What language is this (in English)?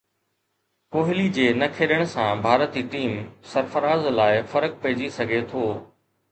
Sindhi